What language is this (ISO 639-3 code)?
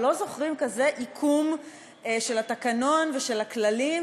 heb